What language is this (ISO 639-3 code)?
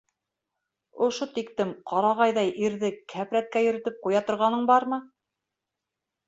bak